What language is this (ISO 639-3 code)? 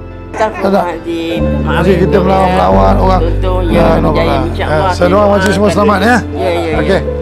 msa